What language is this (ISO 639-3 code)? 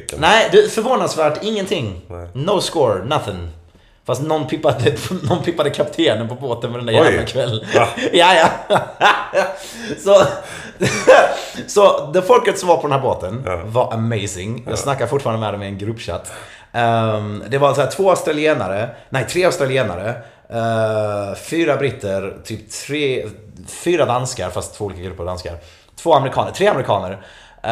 swe